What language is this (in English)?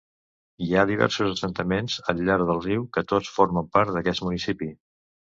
Catalan